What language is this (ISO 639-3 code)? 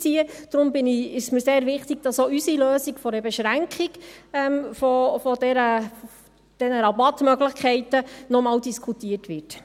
gsw